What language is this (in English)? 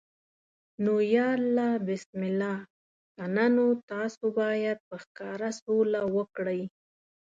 Pashto